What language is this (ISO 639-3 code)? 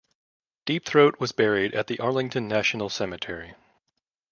eng